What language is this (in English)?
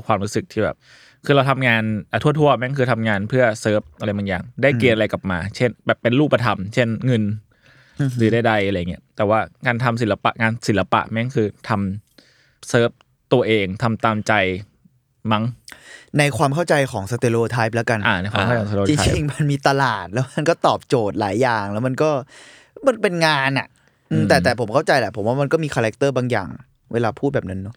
Thai